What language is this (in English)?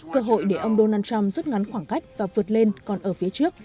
Vietnamese